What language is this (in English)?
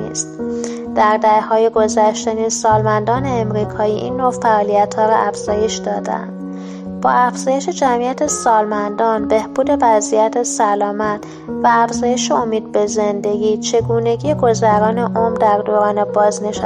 Persian